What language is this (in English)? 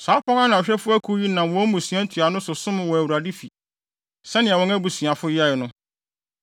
Akan